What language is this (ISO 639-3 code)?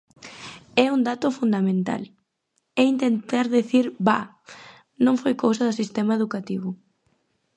glg